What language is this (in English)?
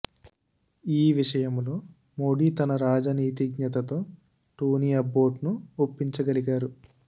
Telugu